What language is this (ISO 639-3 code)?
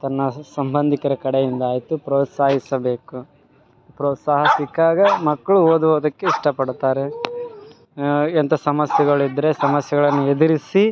kan